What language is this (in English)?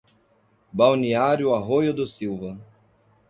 Portuguese